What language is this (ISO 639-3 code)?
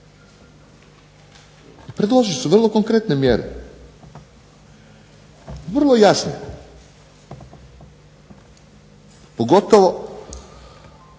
hrv